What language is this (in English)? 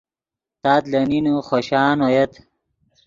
Yidgha